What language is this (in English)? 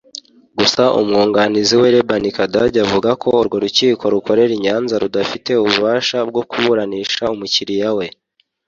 Kinyarwanda